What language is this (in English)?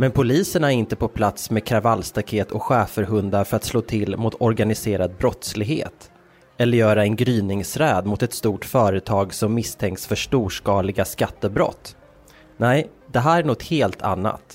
Swedish